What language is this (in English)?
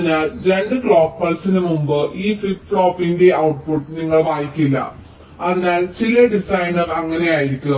Malayalam